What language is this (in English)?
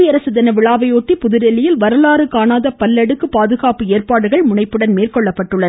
Tamil